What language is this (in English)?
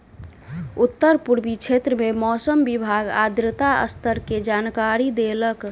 Maithili